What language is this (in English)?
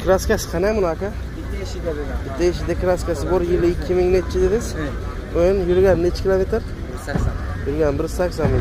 Turkish